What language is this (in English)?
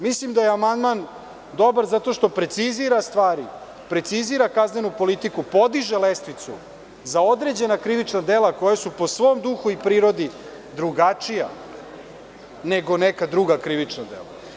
Serbian